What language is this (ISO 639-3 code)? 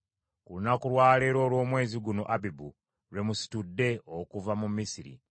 lug